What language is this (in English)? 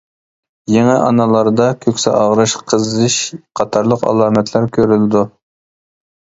Uyghur